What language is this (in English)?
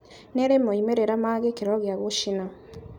Kikuyu